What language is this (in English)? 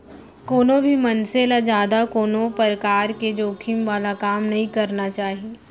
Chhattisgarhi